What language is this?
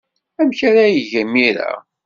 Kabyle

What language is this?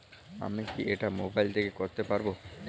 Bangla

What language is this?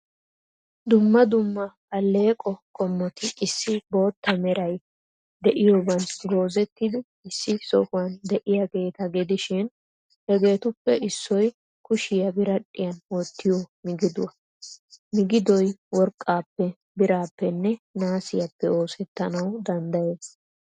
Wolaytta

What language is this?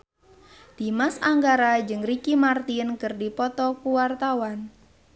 Sundanese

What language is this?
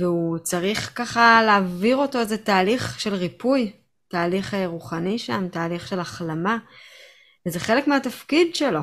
Hebrew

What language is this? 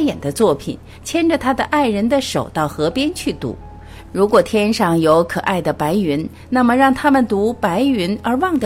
Chinese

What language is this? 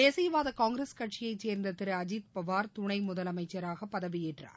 Tamil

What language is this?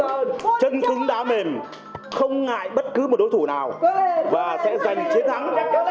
Vietnamese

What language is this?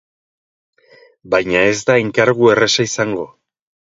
Basque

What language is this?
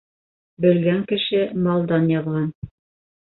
Bashkir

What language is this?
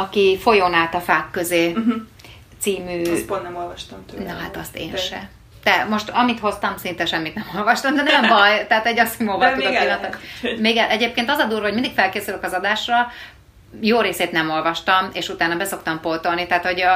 Hungarian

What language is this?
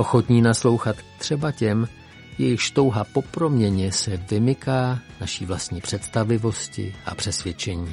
Czech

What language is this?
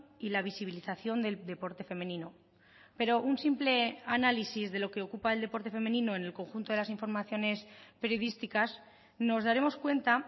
Spanish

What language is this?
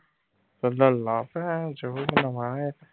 Punjabi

